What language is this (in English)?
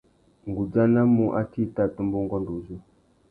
Tuki